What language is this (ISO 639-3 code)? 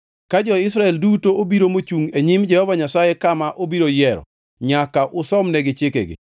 luo